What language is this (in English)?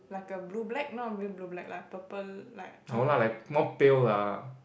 English